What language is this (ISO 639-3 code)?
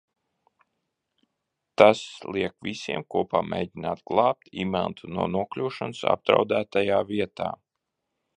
lav